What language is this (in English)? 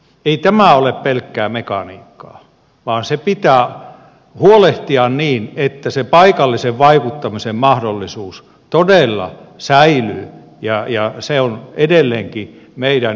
Finnish